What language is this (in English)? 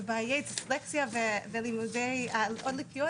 Hebrew